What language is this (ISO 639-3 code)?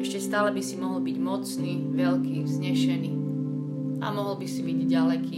slk